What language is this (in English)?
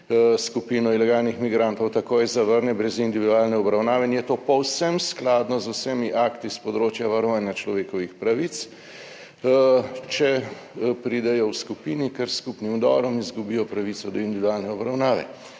Slovenian